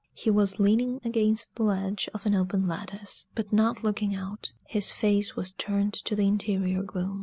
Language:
English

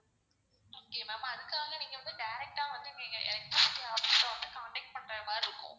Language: Tamil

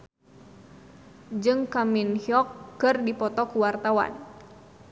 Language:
Sundanese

